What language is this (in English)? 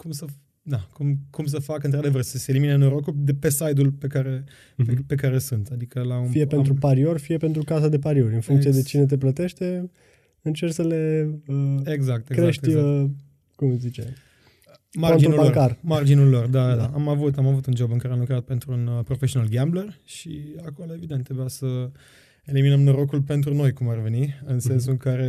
Romanian